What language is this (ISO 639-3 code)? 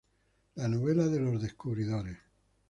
spa